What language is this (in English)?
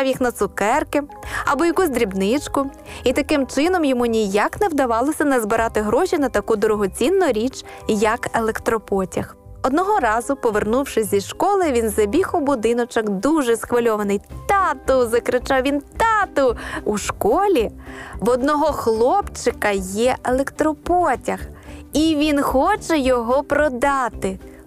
Ukrainian